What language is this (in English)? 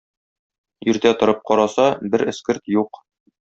Tatar